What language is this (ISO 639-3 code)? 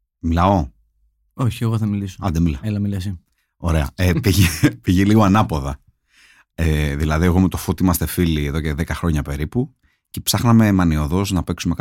ell